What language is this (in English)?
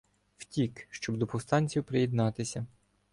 Ukrainian